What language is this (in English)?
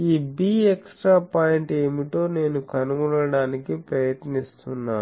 Telugu